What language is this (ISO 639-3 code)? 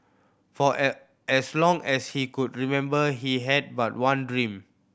eng